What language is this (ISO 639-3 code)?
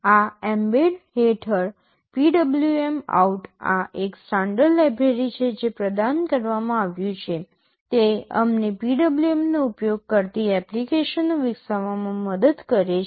guj